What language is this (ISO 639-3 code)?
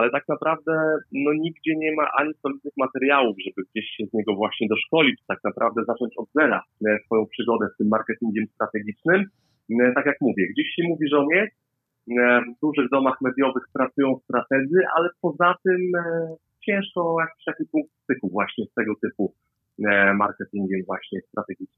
pol